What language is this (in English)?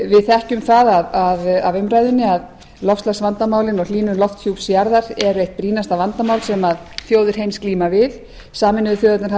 Icelandic